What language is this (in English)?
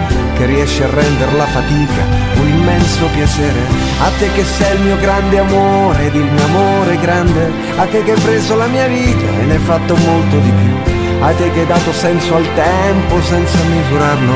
Italian